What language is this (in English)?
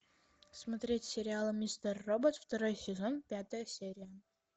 Russian